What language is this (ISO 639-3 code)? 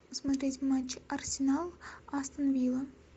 rus